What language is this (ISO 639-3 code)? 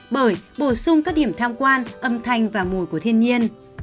vie